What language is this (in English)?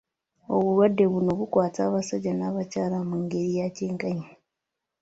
Ganda